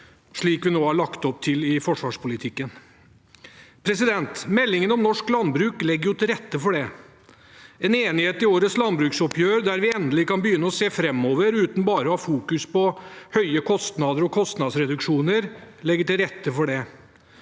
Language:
Norwegian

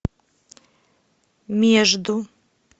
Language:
Russian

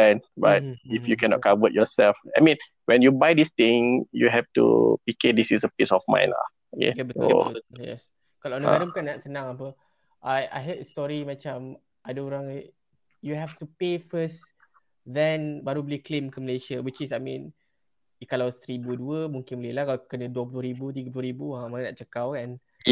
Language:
Malay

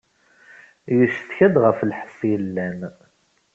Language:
Kabyle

